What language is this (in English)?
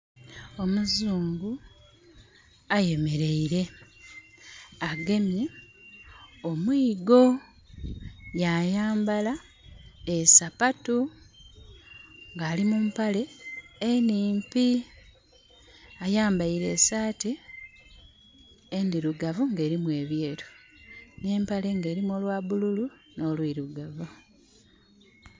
Soga